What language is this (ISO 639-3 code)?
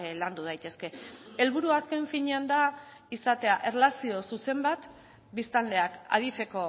eus